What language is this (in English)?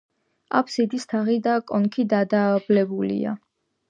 Georgian